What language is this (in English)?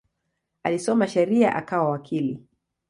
Swahili